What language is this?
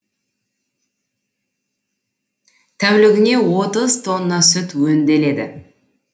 Kazakh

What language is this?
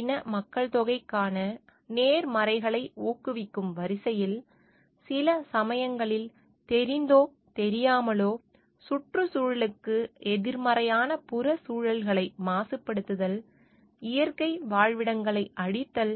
Tamil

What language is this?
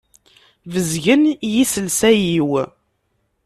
Kabyle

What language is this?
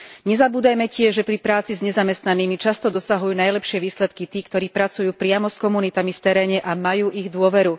Slovak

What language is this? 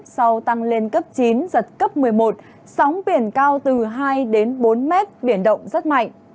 Vietnamese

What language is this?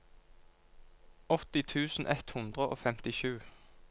Norwegian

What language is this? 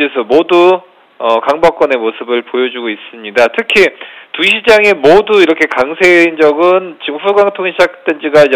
Korean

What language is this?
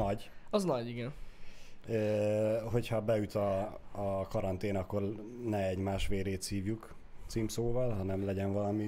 Hungarian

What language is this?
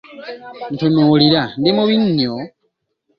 Ganda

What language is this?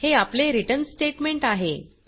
Marathi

